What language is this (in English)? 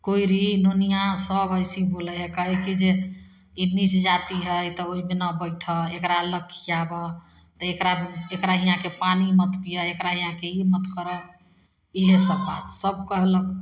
Maithili